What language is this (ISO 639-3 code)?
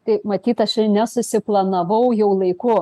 lit